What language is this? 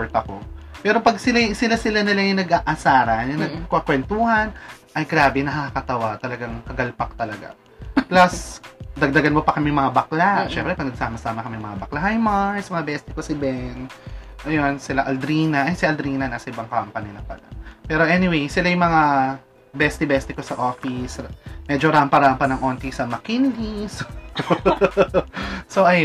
Filipino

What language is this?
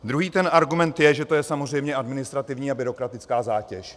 Czech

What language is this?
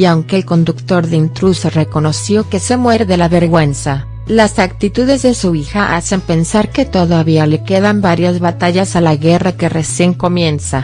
Spanish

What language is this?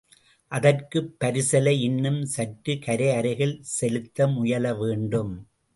Tamil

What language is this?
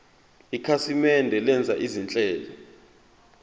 Zulu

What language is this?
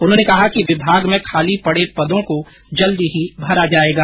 Hindi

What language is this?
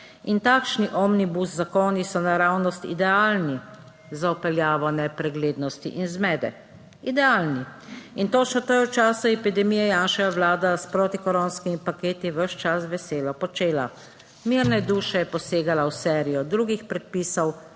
Slovenian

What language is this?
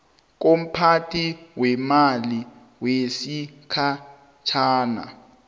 South Ndebele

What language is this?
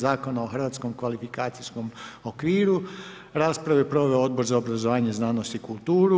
Croatian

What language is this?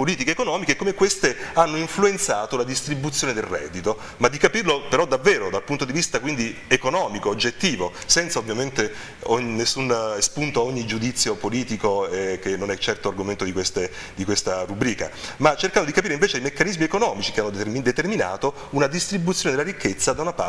Italian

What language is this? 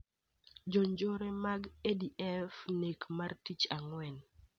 Luo (Kenya and Tanzania)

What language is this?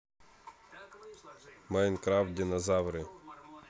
Russian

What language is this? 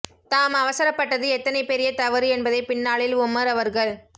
Tamil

